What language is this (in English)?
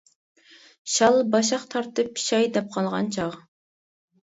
Uyghur